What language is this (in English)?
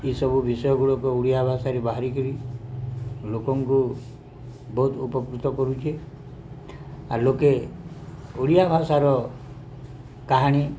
Odia